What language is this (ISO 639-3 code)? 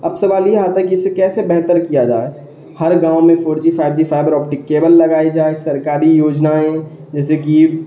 urd